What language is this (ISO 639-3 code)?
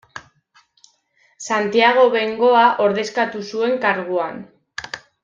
eus